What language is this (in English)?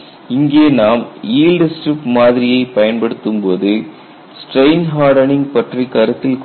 Tamil